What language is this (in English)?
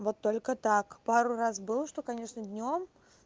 Russian